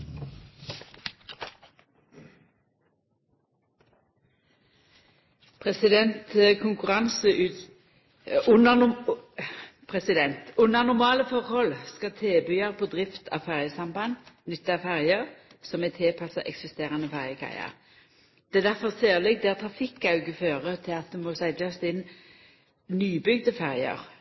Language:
Norwegian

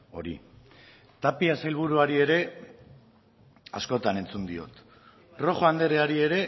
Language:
Basque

